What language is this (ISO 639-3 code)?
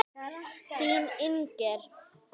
isl